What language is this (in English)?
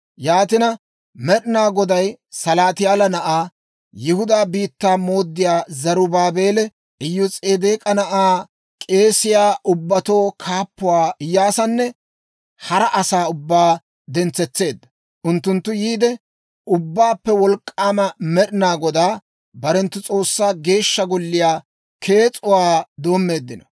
Dawro